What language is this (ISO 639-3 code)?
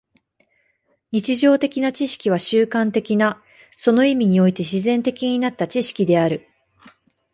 jpn